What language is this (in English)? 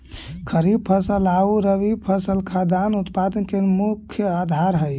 Magahi